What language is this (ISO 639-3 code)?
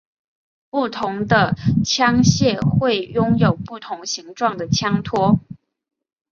zho